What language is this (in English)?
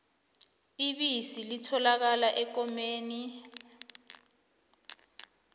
South Ndebele